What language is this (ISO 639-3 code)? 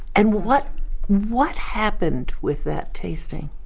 eng